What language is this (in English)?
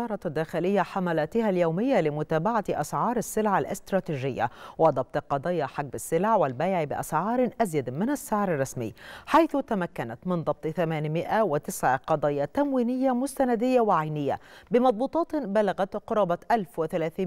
Arabic